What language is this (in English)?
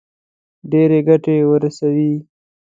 Pashto